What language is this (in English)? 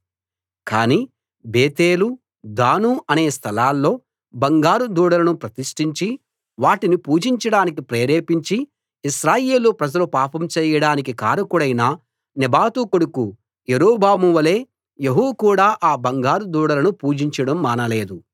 Telugu